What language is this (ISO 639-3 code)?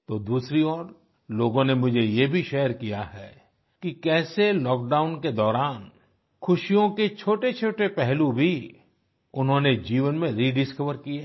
hin